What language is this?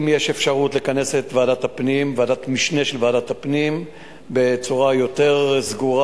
Hebrew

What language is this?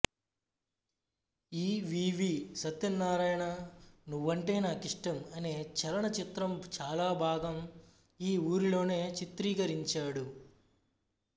Telugu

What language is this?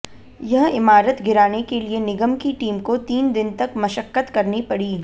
Hindi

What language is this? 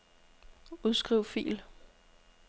Danish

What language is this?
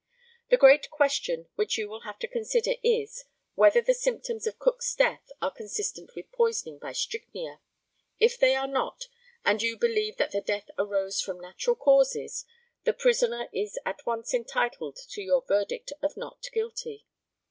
English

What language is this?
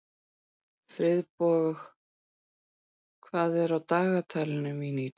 Icelandic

